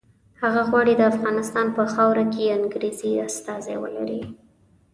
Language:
Pashto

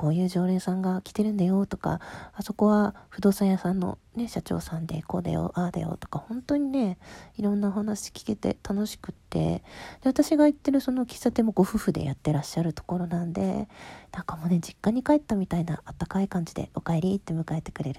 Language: Japanese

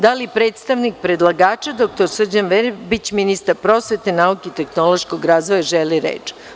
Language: Serbian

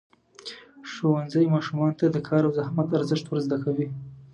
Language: Pashto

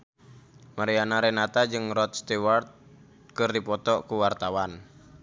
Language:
Sundanese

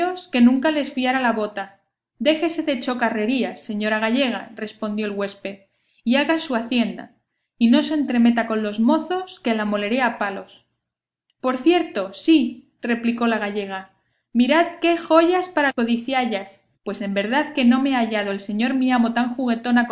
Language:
Spanish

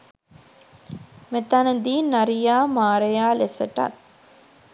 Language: Sinhala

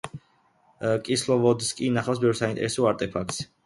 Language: Georgian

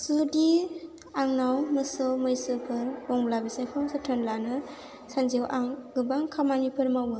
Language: Bodo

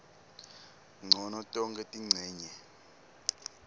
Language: Swati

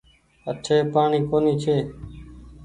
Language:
Goaria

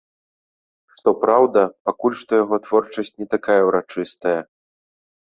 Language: Belarusian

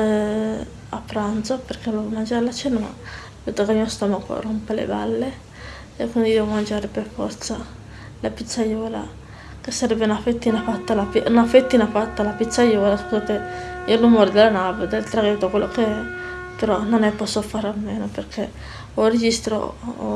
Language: Italian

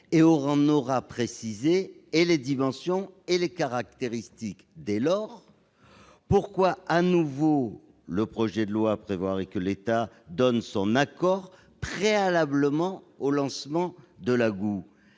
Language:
French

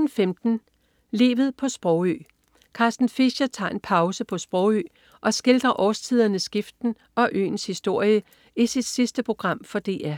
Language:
Danish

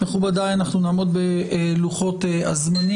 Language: Hebrew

